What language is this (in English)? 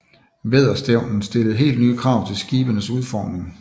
Danish